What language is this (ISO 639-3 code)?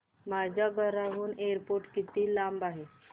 mar